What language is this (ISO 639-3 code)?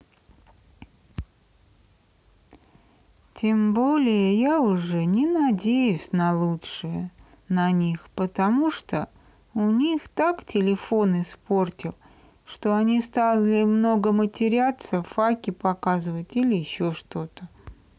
rus